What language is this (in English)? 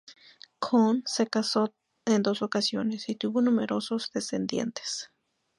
Spanish